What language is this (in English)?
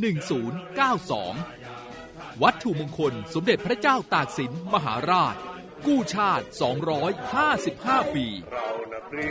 Thai